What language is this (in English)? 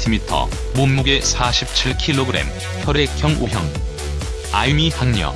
Korean